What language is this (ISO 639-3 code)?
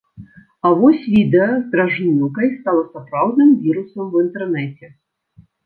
bel